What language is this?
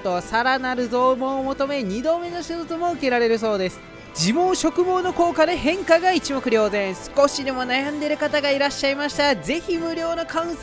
Japanese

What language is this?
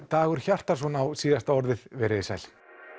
Icelandic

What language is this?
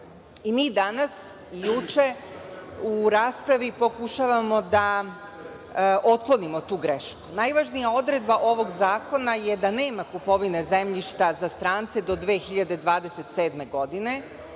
Serbian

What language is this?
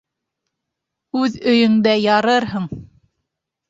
Bashkir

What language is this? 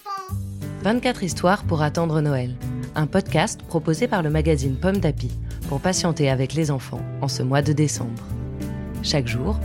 French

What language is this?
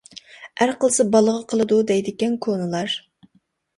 Uyghur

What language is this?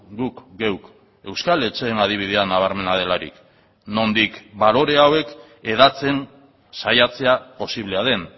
Basque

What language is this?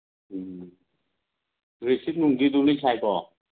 Manipuri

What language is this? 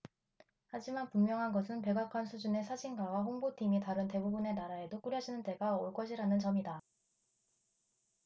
Korean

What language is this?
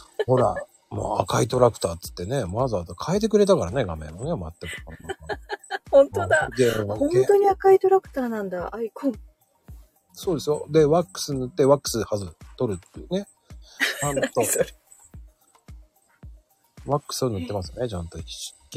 Japanese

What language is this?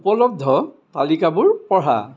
Assamese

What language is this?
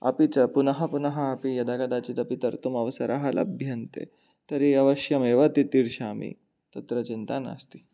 Sanskrit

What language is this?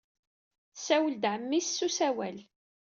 Kabyle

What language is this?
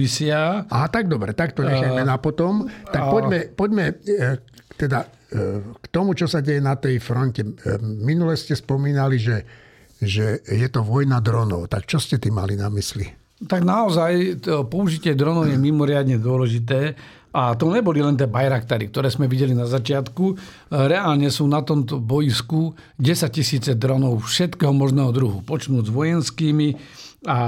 Slovak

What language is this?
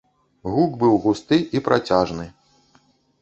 Belarusian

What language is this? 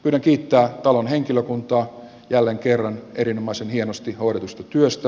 Finnish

